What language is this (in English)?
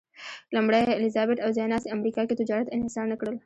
Pashto